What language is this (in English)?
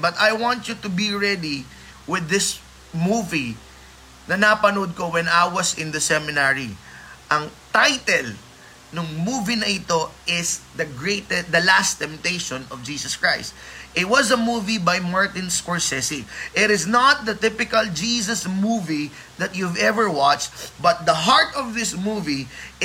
Filipino